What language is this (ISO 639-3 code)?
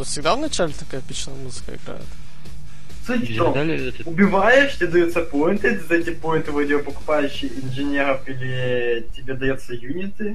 rus